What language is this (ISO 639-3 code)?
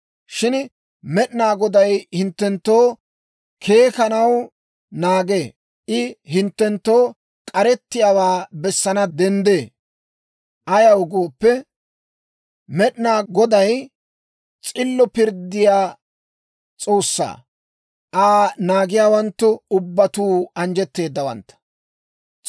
dwr